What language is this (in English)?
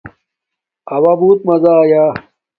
Domaaki